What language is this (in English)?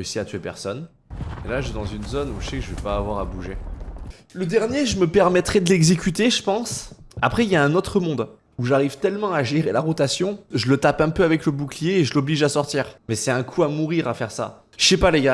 French